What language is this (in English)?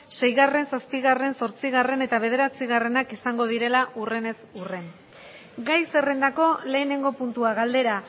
Basque